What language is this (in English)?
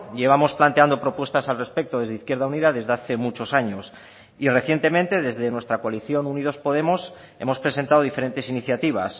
Spanish